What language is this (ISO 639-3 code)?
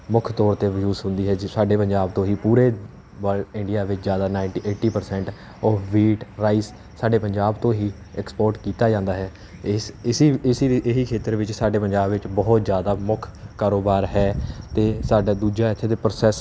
pan